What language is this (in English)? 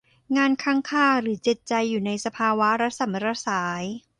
Thai